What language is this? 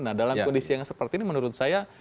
Indonesian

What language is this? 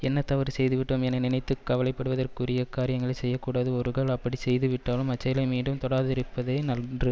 Tamil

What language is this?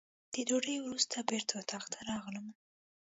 Pashto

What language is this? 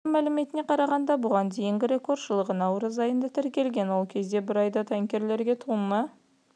Kazakh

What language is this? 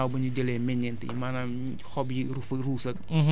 Wolof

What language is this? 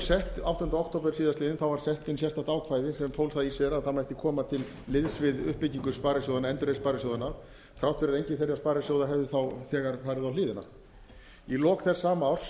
Icelandic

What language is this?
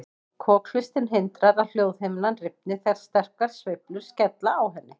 Icelandic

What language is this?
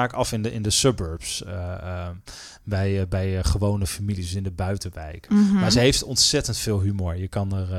Dutch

